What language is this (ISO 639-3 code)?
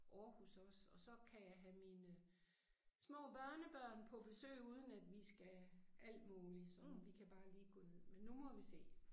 dan